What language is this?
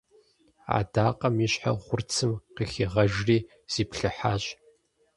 Kabardian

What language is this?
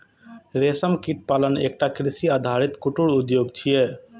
Maithili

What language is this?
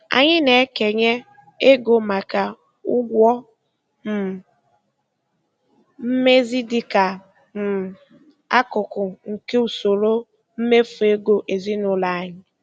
Igbo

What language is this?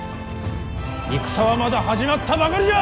Japanese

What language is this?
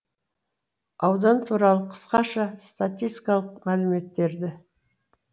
Kazakh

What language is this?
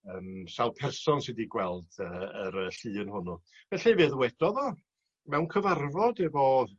Welsh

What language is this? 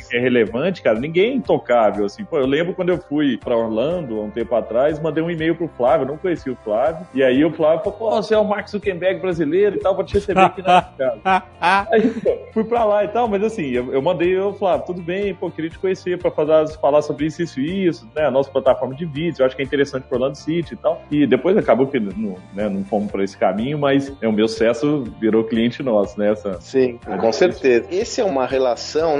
Portuguese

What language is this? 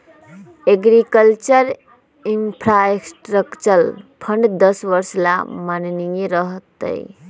Magahi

